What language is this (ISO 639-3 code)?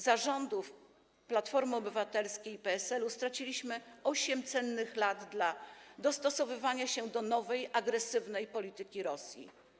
pol